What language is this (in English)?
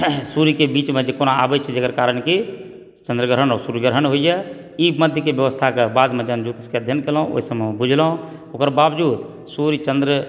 Maithili